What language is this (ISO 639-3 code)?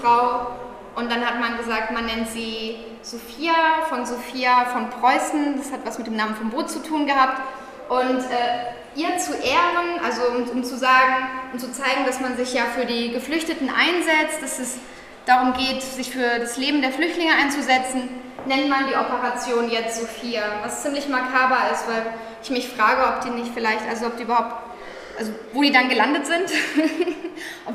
deu